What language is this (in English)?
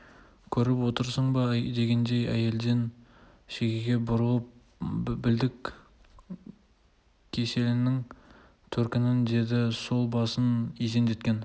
Kazakh